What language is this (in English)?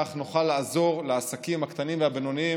Hebrew